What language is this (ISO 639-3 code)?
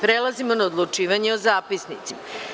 srp